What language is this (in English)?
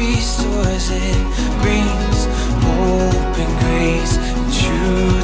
English